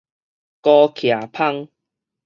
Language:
Min Nan Chinese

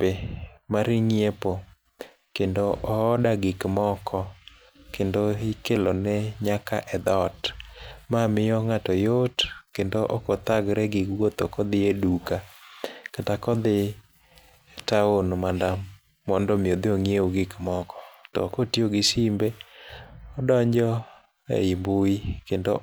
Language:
Luo (Kenya and Tanzania)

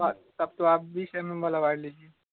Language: Urdu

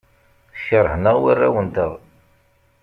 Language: Kabyle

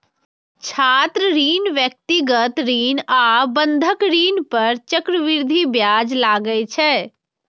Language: Maithili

